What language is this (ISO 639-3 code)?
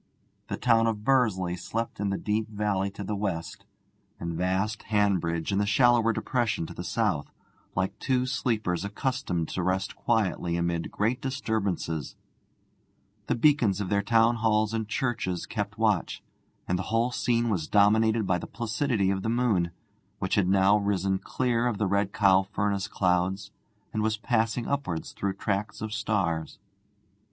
eng